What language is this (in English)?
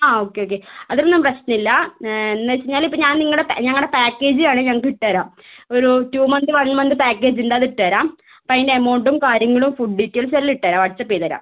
Malayalam